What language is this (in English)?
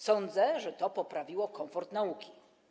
Polish